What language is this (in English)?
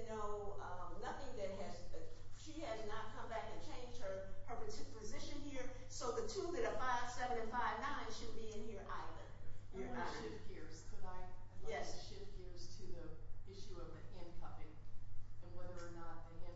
English